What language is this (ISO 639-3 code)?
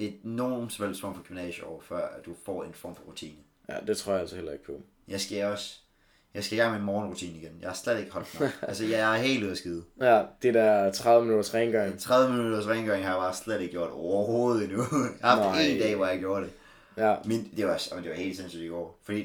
dan